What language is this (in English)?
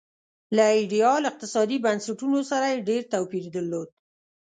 Pashto